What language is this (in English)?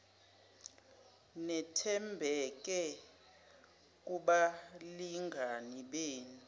Zulu